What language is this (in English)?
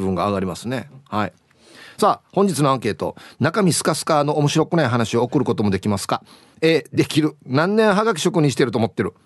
Japanese